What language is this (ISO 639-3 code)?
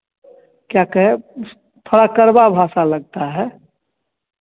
hin